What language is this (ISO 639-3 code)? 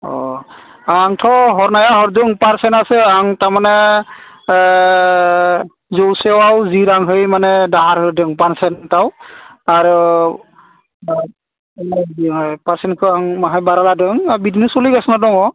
brx